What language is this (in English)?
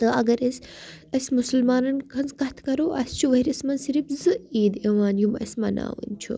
Kashmiri